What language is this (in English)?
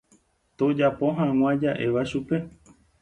Guarani